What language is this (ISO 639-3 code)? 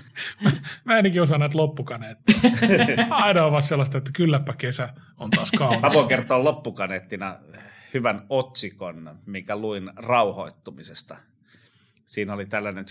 fin